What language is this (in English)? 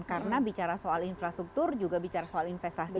Indonesian